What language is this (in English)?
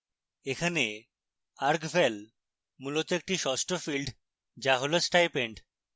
Bangla